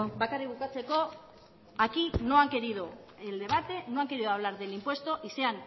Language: Spanish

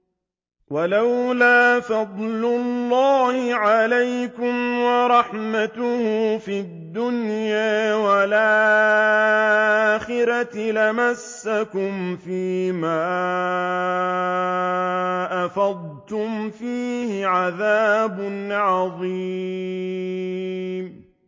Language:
Arabic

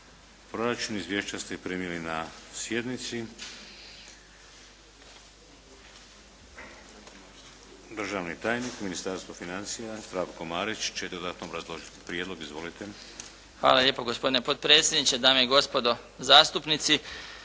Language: Croatian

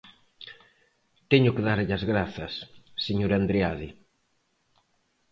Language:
Galician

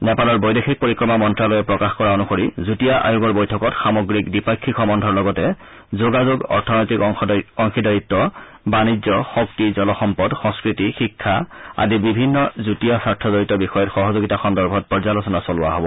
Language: Assamese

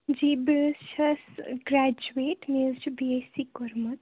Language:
Kashmiri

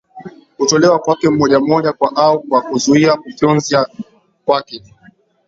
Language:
Swahili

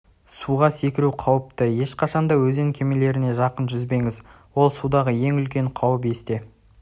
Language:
Kazakh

